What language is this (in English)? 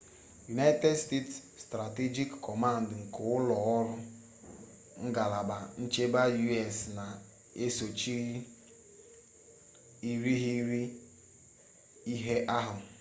Igbo